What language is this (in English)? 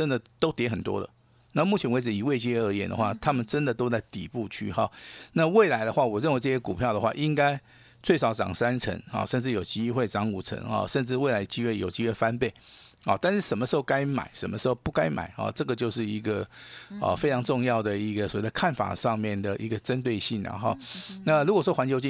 Chinese